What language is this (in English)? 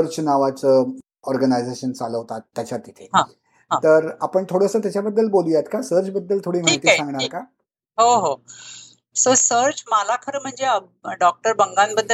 Marathi